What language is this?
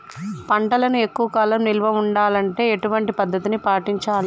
Telugu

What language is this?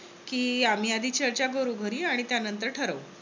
Marathi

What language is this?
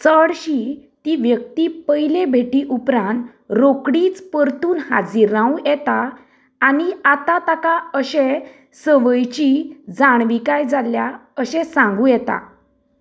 Konkani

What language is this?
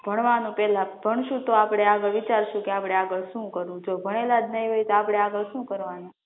Gujarati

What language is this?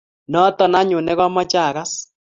Kalenjin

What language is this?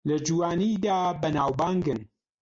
Central Kurdish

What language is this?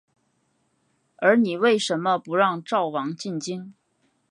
Chinese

